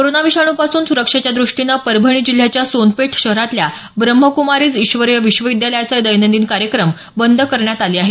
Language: Marathi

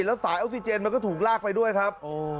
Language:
Thai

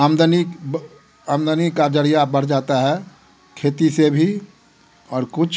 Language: Hindi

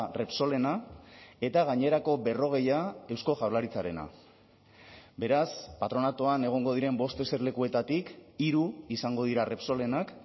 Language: Basque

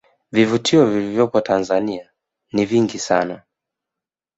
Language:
Swahili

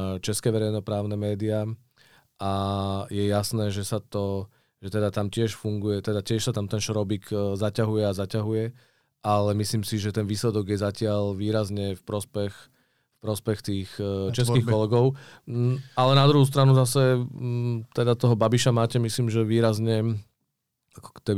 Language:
Czech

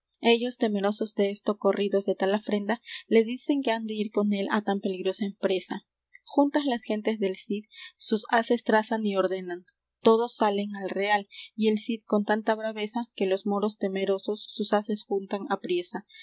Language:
Spanish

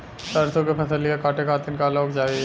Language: Bhojpuri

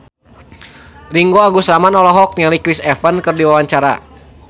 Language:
Sundanese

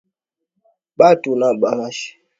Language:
Swahili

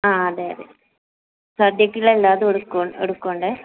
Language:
Malayalam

